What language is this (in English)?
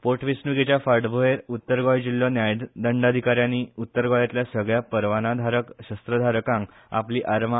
Konkani